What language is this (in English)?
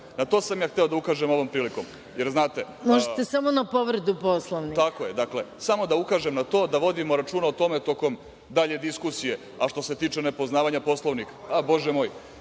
Serbian